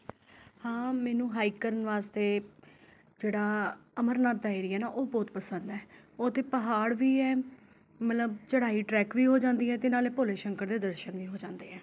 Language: Punjabi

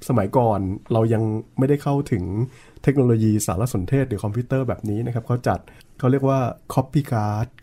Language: Thai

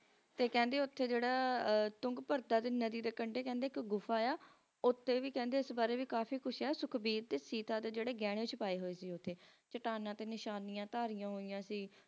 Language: Punjabi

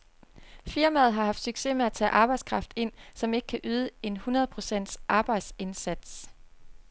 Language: Danish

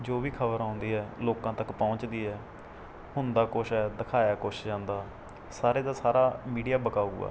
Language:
Punjabi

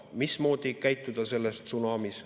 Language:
Estonian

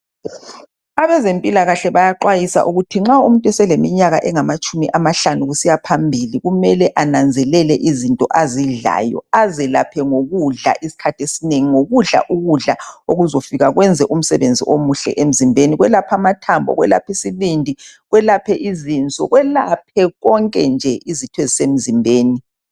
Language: North Ndebele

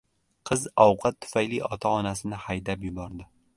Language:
Uzbek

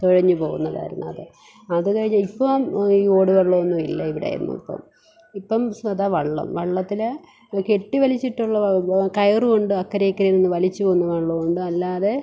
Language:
Malayalam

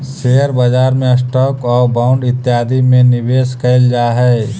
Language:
Magahi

